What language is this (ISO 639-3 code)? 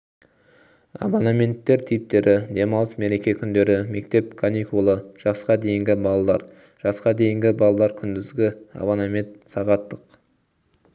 kaz